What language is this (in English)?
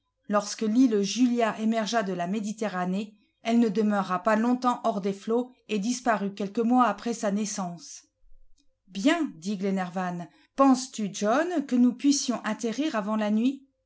French